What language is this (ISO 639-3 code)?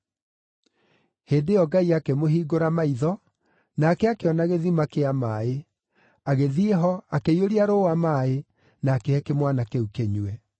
kik